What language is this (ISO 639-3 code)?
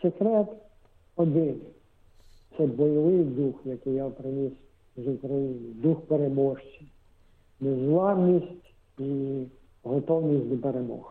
ukr